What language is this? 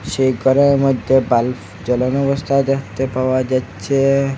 Bangla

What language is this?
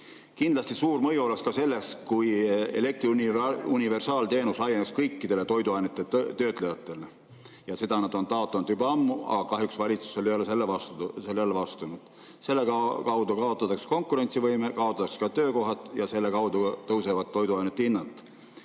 Estonian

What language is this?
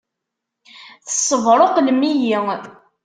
Kabyle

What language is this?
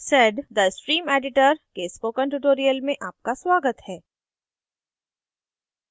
Hindi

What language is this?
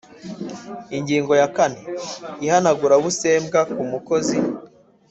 Kinyarwanda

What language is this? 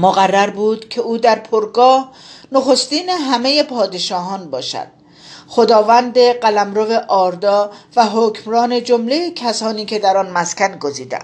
Persian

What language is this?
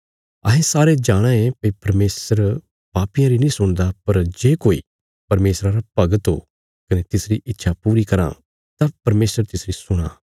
Bilaspuri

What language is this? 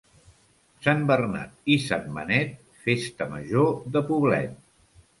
Catalan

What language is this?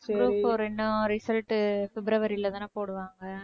Tamil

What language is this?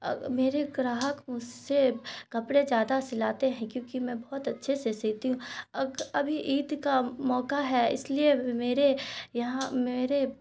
Urdu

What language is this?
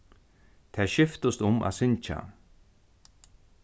Faroese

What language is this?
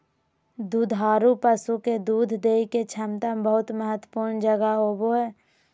Magahi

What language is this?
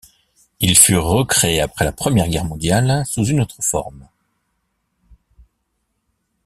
French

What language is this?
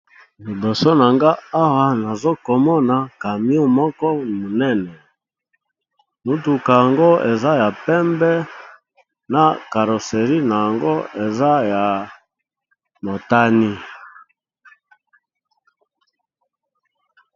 Lingala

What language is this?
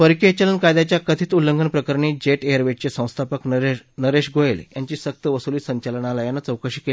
Marathi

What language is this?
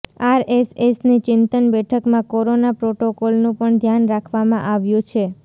Gujarati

